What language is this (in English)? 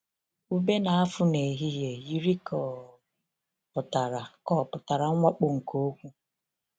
Igbo